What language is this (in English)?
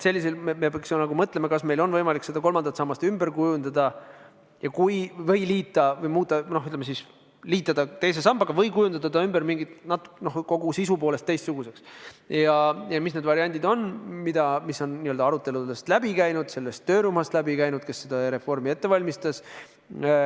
Estonian